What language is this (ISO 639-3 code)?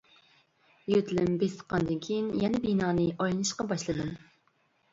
uig